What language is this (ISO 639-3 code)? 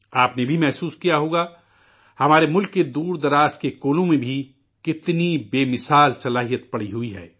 urd